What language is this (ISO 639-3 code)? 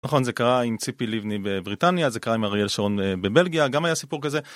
heb